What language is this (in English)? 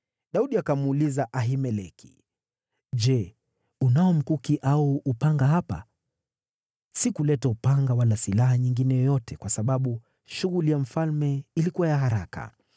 Swahili